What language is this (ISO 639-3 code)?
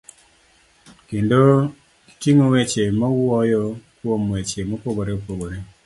luo